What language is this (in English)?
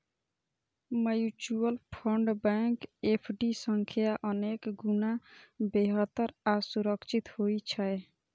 Maithili